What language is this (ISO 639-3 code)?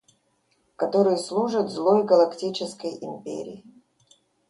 rus